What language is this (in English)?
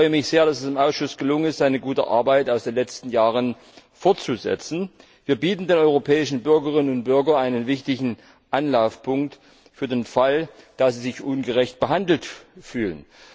German